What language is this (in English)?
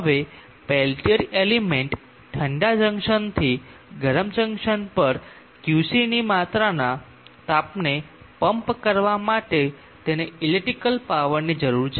Gujarati